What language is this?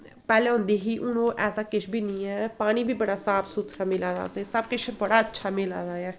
Dogri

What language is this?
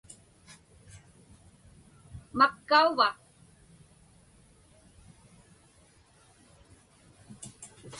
Inupiaq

